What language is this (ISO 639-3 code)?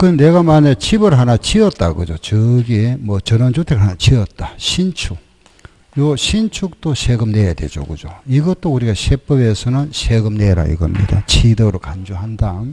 kor